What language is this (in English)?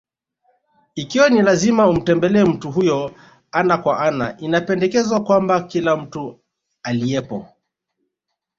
Swahili